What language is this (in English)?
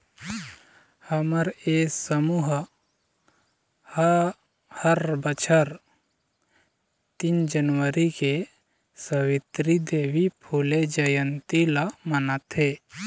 Chhattisgarhi